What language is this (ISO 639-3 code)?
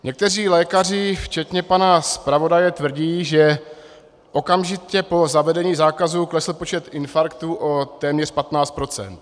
ces